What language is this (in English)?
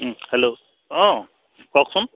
Assamese